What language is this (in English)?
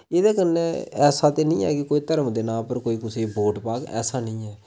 Dogri